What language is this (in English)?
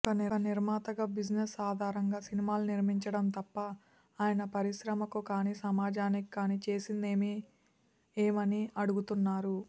Telugu